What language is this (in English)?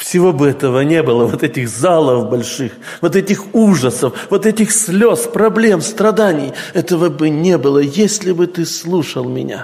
Russian